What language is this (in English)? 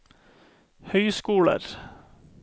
Norwegian